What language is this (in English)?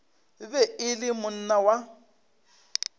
Northern Sotho